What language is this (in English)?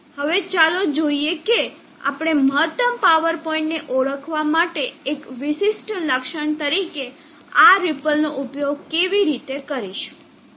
Gujarati